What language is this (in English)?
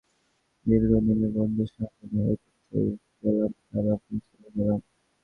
Bangla